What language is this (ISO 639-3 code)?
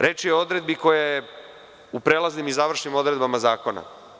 srp